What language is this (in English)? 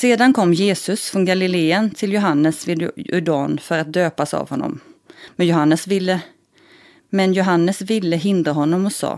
Swedish